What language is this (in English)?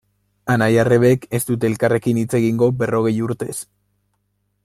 Basque